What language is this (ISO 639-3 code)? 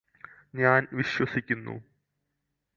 mal